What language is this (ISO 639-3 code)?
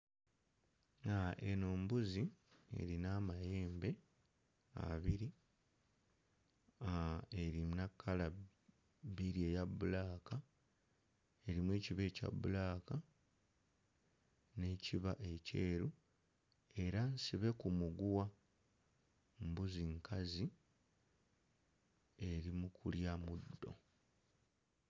lug